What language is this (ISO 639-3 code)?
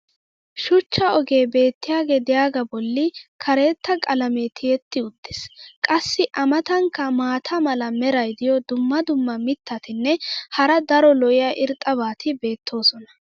wal